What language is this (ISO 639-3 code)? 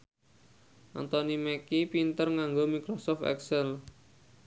jav